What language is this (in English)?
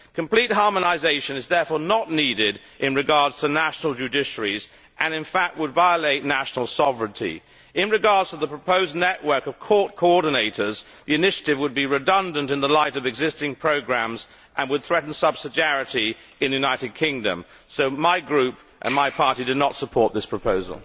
English